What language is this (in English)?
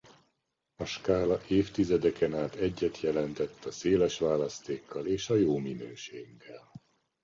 Hungarian